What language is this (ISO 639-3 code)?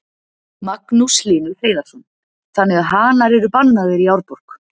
isl